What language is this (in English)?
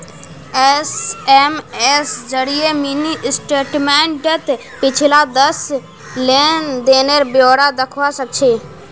Magahi